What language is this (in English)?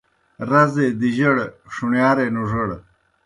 Kohistani Shina